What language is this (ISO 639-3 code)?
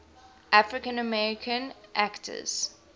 eng